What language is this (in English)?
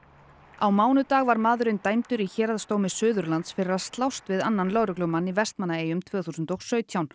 Icelandic